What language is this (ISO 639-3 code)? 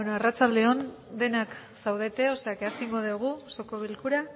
eus